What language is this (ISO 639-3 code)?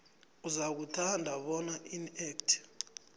nbl